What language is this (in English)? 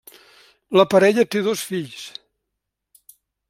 Catalan